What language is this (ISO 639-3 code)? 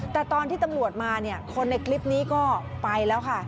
tha